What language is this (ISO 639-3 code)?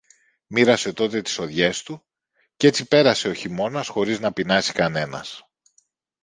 ell